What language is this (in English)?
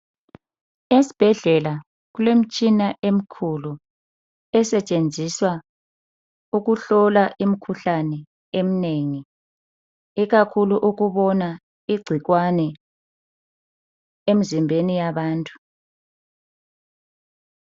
North Ndebele